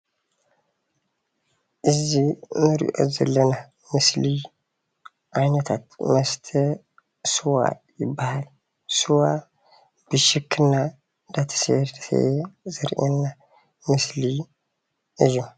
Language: Tigrinya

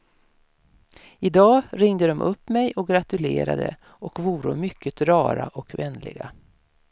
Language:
Swedish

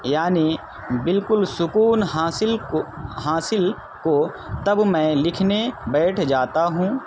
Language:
Urdu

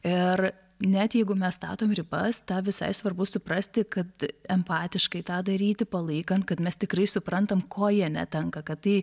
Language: Lithuanian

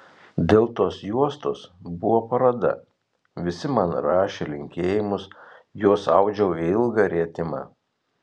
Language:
Lithuanian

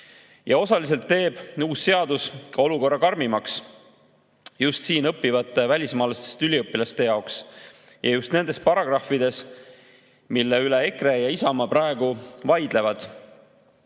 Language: Estonian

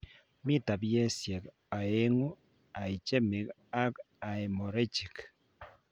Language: Kalenjin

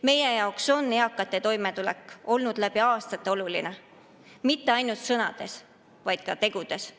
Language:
Estonian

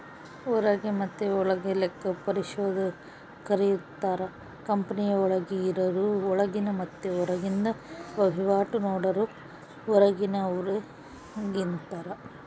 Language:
Kannada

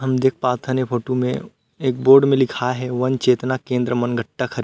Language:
Chhattisgarhi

